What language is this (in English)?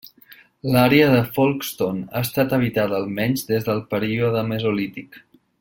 Catalan